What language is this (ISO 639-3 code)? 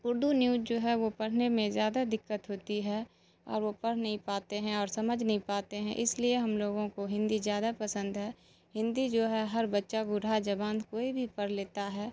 urd